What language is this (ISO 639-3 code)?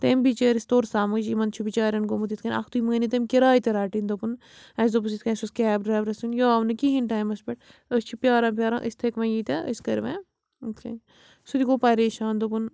kas